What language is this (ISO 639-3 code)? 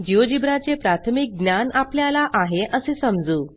mar